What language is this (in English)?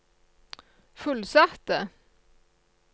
Norwegian